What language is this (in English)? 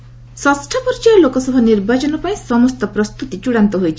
Odia